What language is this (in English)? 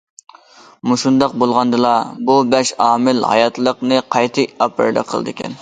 Uyghur